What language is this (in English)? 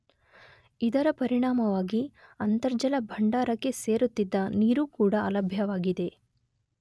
Kannada